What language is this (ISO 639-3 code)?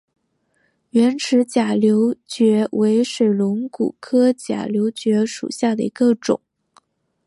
zho